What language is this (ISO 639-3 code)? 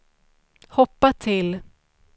swe